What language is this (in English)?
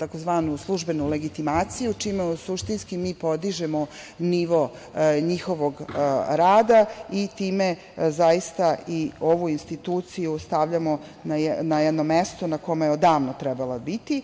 Serbian